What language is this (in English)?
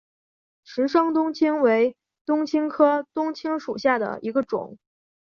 Chinese